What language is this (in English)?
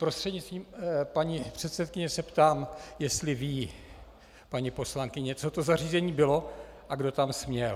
Czech